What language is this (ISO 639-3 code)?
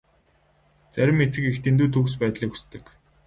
mon